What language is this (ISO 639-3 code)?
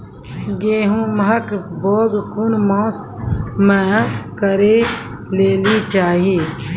mai